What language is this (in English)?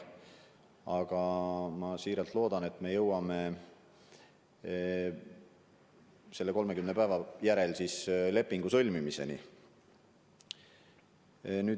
Estonian